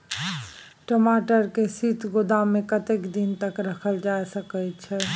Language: Maithili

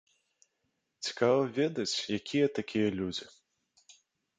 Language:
Belarusian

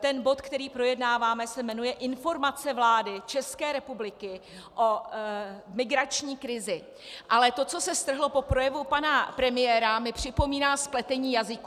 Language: Czech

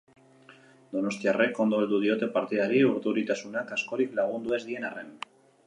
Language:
Basque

